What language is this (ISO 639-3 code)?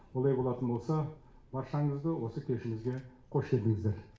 kaz